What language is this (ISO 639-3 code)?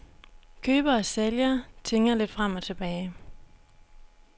dan